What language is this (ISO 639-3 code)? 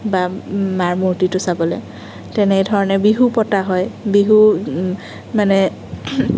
asm